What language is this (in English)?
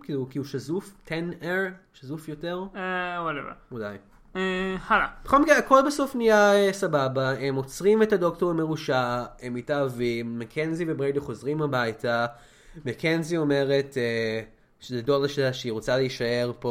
Hebrew